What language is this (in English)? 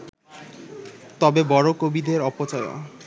Bangla